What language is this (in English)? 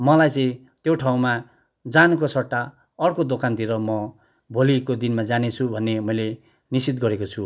Nepali